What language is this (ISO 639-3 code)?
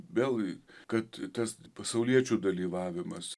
lit